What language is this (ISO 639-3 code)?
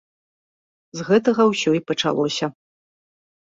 bel